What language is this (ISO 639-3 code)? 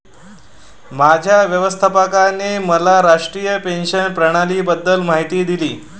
mar